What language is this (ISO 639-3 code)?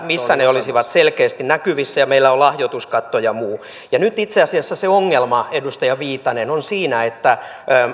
fin